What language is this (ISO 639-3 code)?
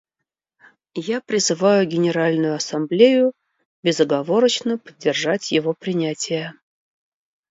rus